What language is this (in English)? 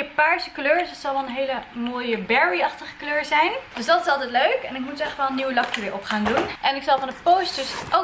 Dutch